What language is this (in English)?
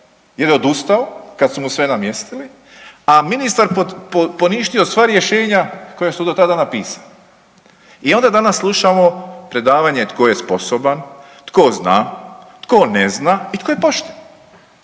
Croatian